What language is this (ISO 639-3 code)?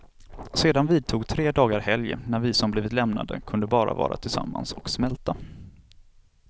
swe